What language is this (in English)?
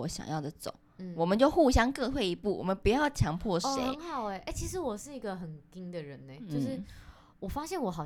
Chinese